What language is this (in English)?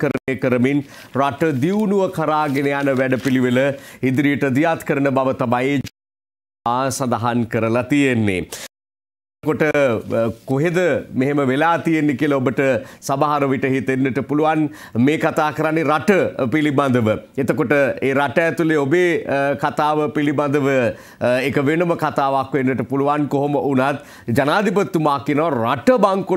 Romanian